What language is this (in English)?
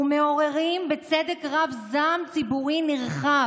Hebrew